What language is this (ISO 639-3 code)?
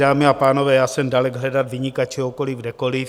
ces